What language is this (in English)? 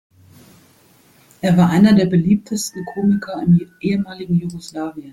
German